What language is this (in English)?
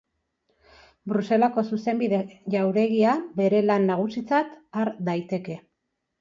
Basque